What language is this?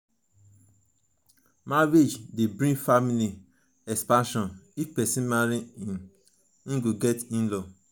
Nigerian Pidgin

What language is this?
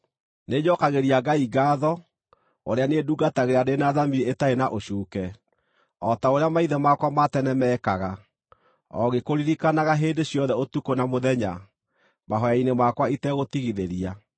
Kikuyu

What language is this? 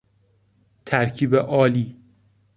Persian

